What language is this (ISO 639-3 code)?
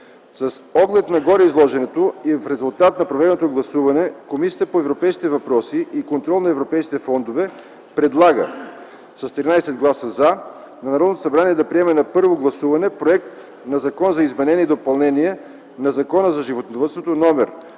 bul